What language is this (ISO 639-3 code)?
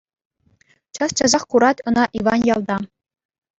chv